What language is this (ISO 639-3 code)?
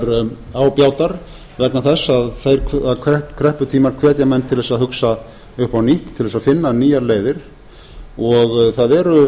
isl